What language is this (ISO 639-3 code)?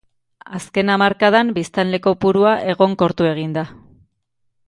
eus